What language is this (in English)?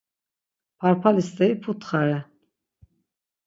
Laz